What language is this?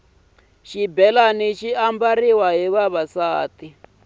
Tsonga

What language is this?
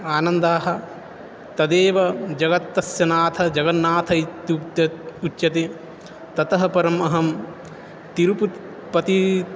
Sanskrit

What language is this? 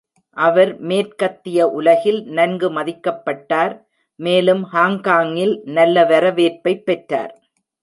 Tamil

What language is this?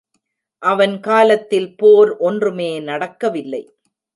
Tamil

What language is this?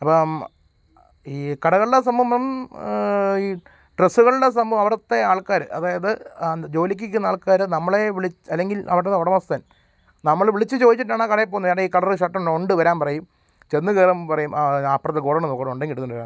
Malayalam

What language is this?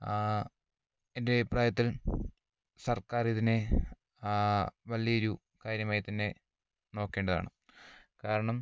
Malayalam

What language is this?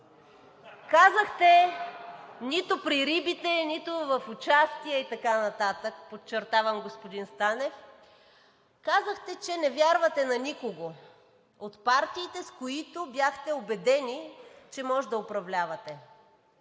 Bulgarian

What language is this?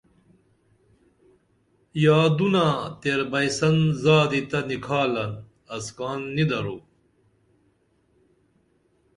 Dameli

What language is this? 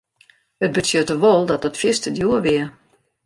Western Frisian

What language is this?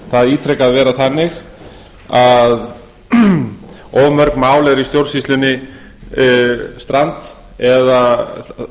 Icelandic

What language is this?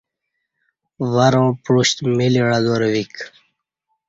Kati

